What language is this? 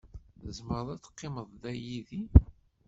Kabyle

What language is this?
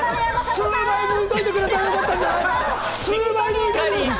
Japanese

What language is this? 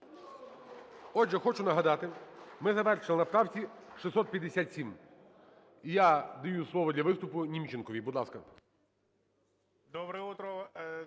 Ukrainian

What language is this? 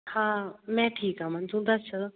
Punjabi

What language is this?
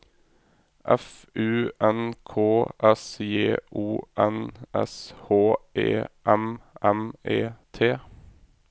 Norwegian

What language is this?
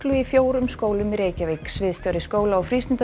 Icelandic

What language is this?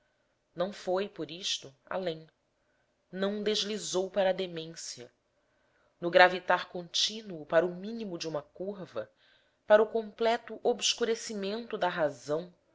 Portuguese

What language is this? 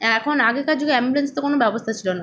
Bangla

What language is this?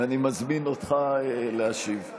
Hebrew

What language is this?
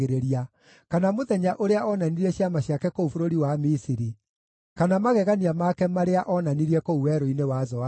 Kikuyu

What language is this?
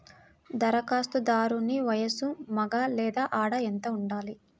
Telugu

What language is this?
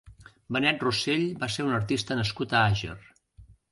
Catalan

